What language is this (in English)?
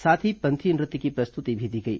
Hindi